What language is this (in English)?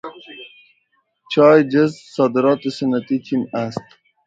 Persian